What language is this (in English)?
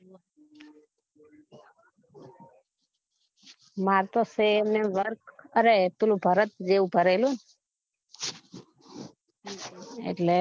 Gujarati